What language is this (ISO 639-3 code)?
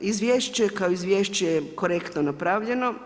hrv